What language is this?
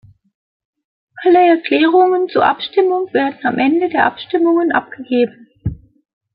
German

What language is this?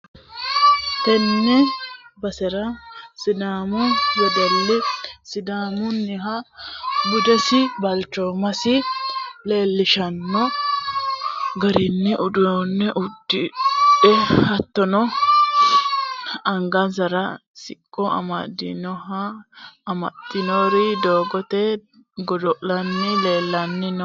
Sidamo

